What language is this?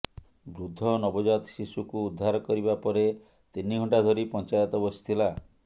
Odia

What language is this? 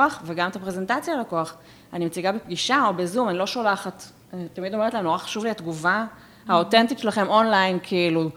Hebrew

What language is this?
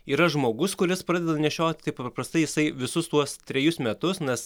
Lithuanian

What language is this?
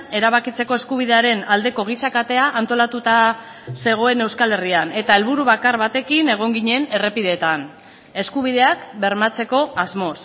Basque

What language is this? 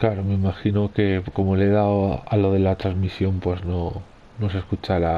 Spanish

